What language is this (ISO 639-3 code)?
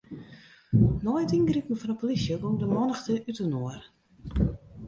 fry